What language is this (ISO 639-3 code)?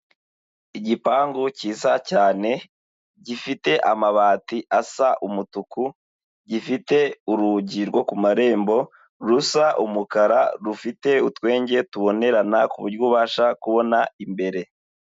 kin